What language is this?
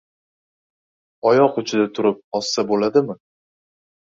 Uzbek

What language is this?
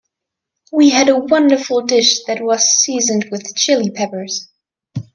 English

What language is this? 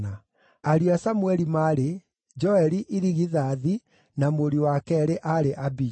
Kikuyu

